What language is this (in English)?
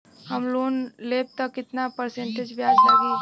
Bhojpuri